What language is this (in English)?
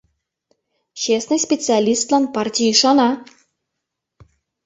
Mari